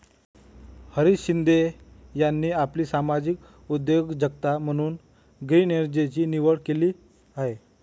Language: Marathi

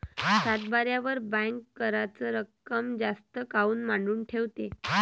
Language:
Marathi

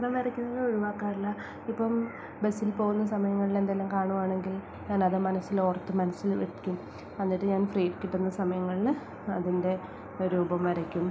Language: Malayalam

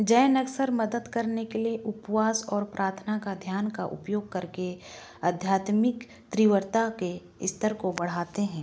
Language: Hindi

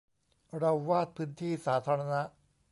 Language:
Thai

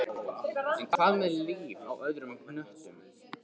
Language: Icelandic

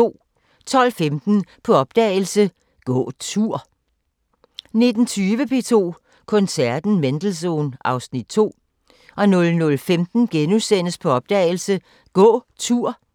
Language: Danish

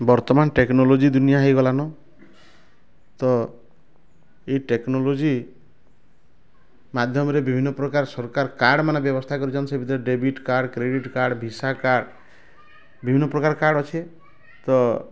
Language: Odia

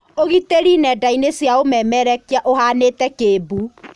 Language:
Kikuyu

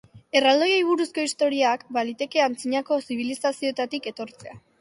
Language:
Basque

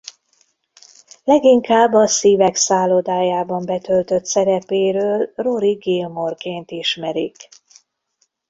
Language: Hungarian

